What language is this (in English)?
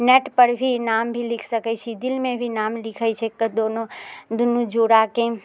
Maithili